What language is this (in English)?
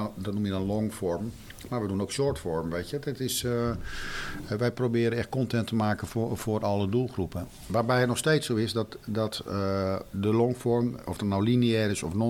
Dutch